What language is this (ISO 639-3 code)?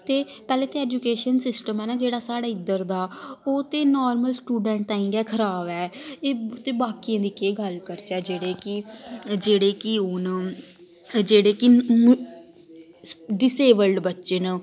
doi